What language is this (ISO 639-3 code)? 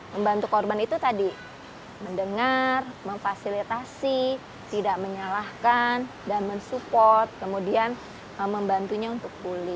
ind